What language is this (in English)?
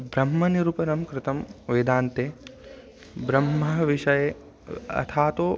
Sanskrit